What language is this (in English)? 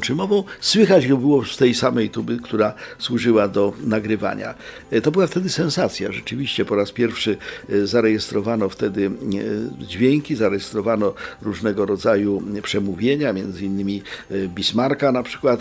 Polish